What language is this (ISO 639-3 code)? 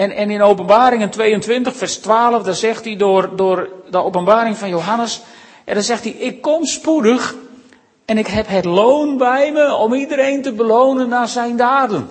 nld